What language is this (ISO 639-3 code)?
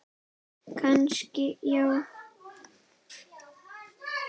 isl